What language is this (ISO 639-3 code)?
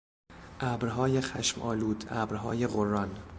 fas